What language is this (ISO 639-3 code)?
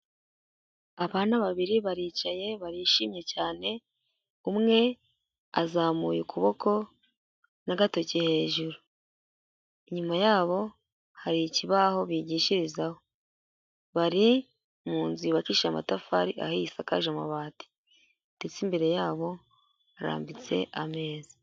kin